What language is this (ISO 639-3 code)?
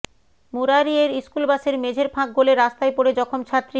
ben